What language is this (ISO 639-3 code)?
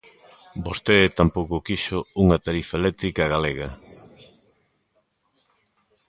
glg